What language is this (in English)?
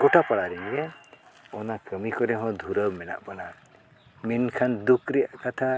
Santali